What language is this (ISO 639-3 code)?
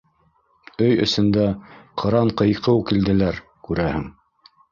bak